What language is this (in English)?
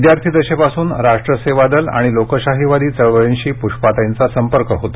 Marathi